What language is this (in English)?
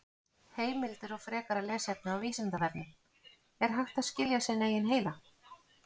Icelandic